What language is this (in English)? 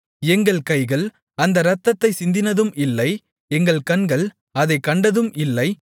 Tamil